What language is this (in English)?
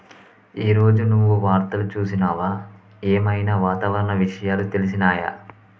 Telugu